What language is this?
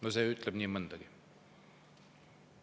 Estonian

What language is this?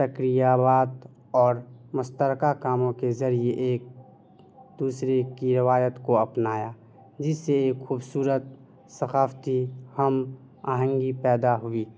Urdu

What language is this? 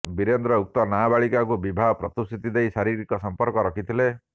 Odia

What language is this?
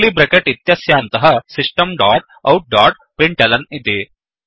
Sanskrit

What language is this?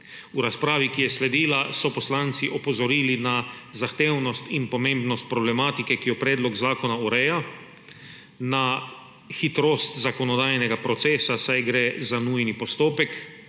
Slovenian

